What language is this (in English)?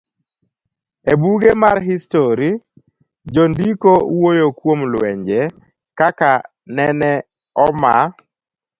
Luo (Kenya and Tanzania)